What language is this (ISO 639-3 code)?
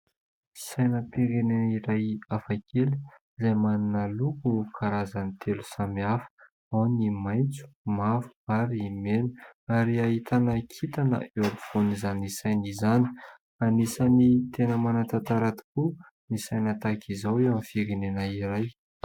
mlg